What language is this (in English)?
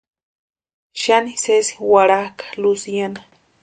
Western Highland Purepecha